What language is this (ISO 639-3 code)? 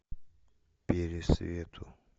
rus